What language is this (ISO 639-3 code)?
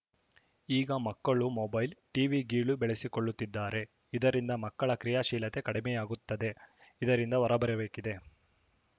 kan